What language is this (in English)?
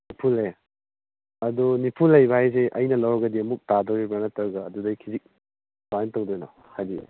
Manipuri